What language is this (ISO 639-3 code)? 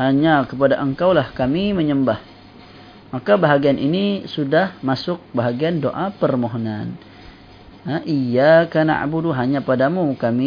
msa